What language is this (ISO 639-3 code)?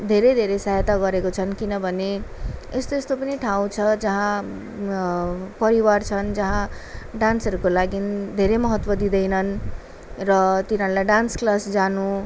nep